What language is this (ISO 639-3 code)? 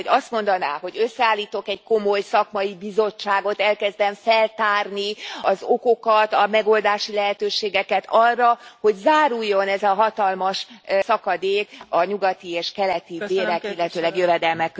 hun